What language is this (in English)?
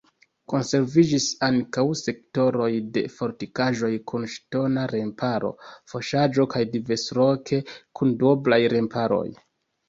Esperanto